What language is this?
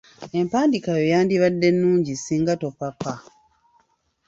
Ganda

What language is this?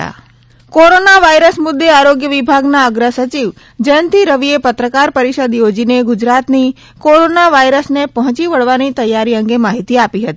Gujarati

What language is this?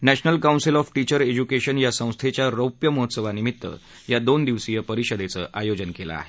Marathi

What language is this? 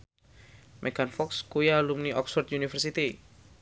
Javanese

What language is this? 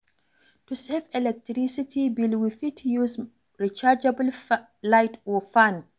Nigerian Pidgin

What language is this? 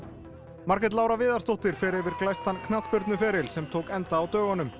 Icelandic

